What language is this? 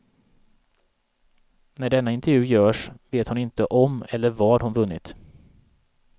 Swedish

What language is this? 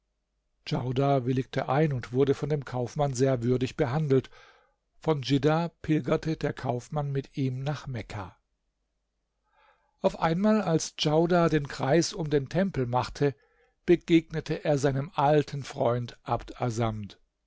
German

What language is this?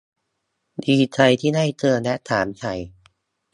Thai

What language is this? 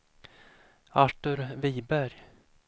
Swedish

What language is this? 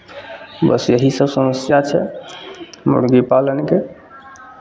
Maithili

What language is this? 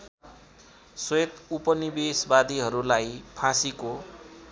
Nepali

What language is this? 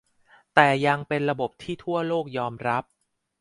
Thai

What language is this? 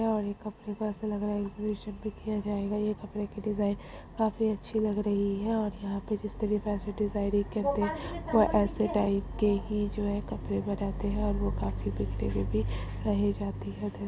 Magahi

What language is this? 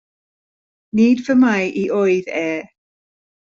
Welsh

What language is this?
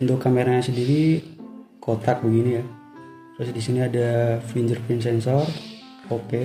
Indonesian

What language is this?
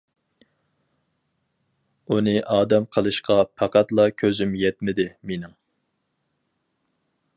Uyghur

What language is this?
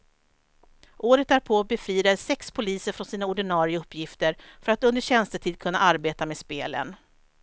Swedish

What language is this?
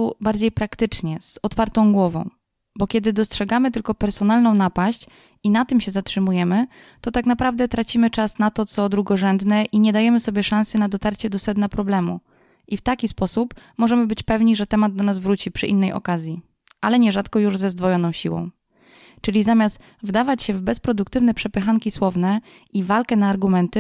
Polish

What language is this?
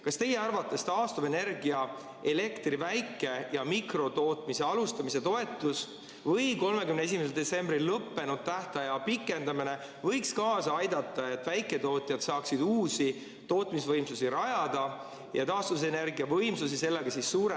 Estonian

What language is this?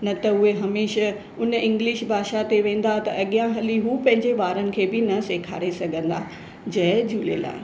Sindhi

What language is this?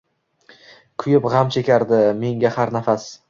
Uzbek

